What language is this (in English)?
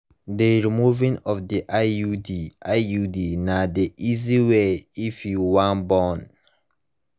Nigerian Pidgin